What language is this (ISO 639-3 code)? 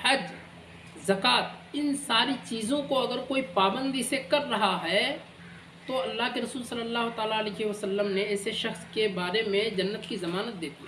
urd